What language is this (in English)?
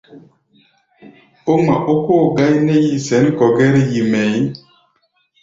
Gbaya